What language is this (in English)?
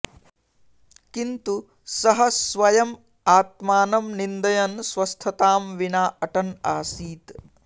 Sanskrit